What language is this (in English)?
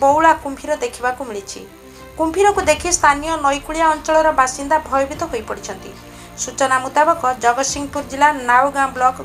Romanian